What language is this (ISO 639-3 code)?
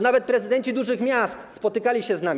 pol